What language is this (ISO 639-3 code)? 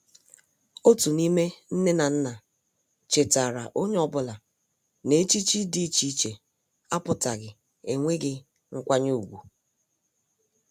ibo